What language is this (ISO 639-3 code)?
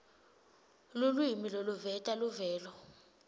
ssw